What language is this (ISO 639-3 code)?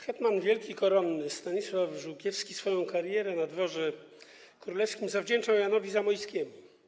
pol